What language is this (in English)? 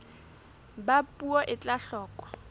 Southern Sotho